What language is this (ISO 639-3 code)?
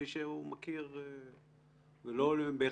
heb